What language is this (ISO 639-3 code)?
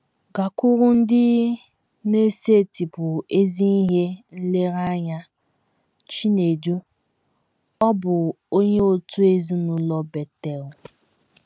ibo